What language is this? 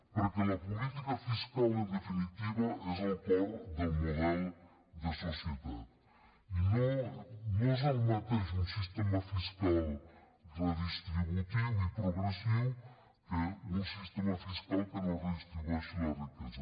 Catalan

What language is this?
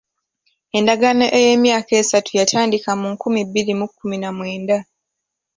Ganda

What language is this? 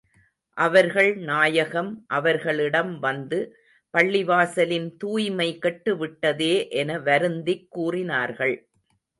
Tamil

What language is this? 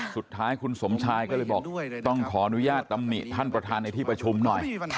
Thai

